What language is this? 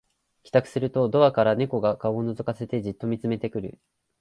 Japanese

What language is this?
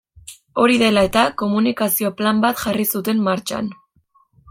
Basque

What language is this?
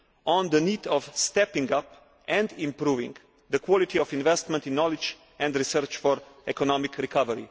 English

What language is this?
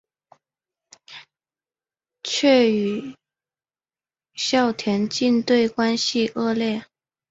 Chinese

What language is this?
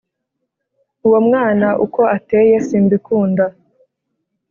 Kinyarwanda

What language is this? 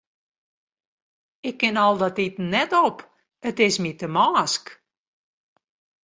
Western Frisian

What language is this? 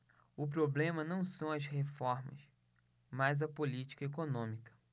Portuguese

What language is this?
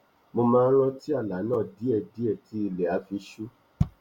Yoruba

